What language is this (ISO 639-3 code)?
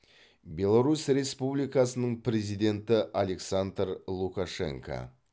kaz